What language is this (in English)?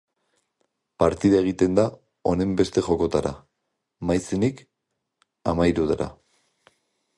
Basque